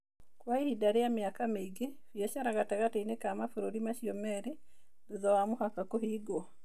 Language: Kikuyu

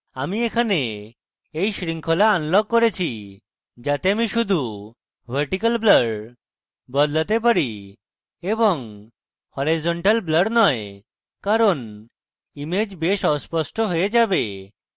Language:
Bangla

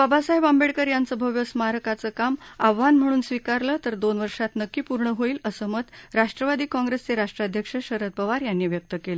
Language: Marathi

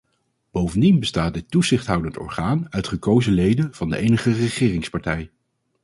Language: Dutch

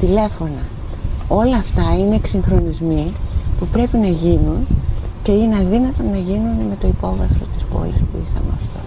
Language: Greek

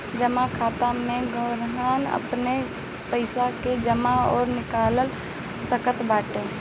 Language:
Bhojpuri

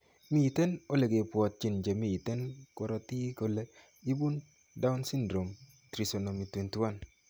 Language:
Kalenjin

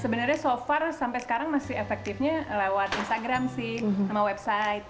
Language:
Indonesian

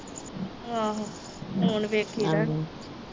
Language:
Punjabi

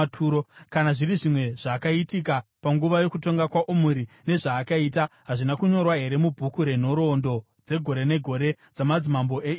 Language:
Shona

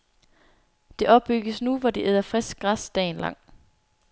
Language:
Danish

